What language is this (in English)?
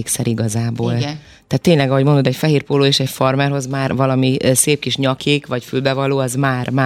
Hungarian